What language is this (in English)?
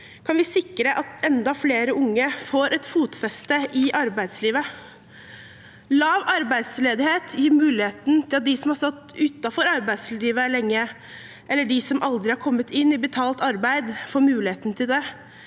Norwegian